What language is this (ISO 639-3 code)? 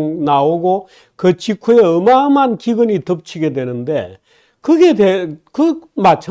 kor